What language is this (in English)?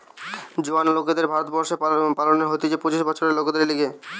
Bangla